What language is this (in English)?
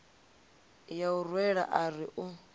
Venda